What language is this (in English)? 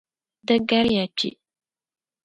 Dagbani